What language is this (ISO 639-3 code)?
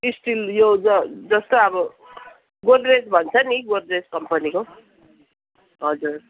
nep